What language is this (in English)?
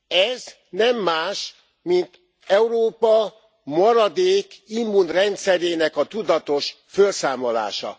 Hungarian